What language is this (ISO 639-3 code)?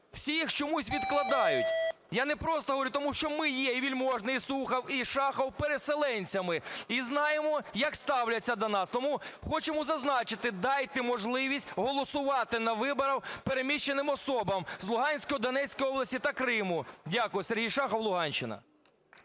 ukr